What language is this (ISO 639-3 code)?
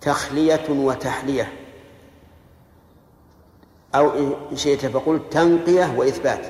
ara